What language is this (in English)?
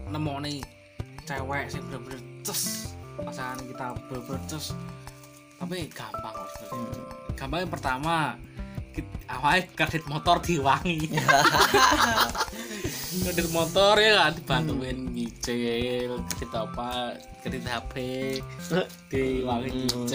Indonesian